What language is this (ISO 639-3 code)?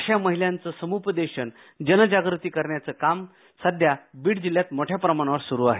mar